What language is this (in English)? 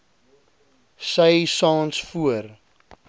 Afrikaans